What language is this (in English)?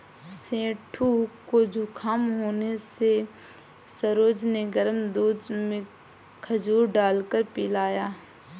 Hindi